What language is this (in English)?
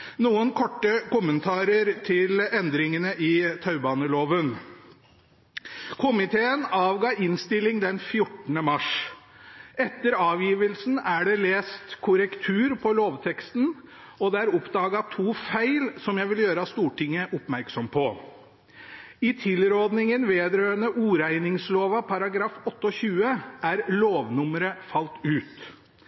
Norwegian Bokmål